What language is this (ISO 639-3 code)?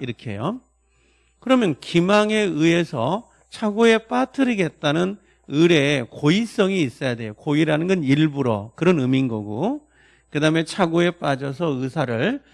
kor